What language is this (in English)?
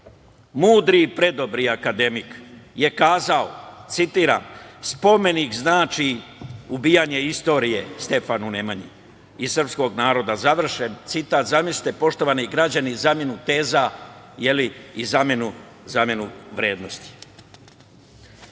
Serbian